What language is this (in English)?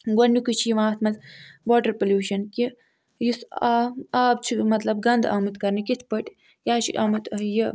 Kashmiri